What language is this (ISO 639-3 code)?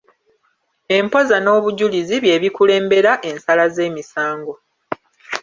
lug